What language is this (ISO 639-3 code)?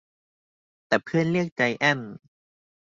tha